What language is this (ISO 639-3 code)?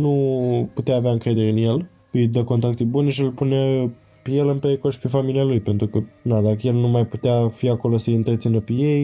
ron